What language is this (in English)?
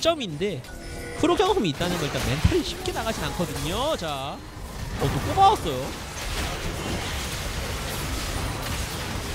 Korean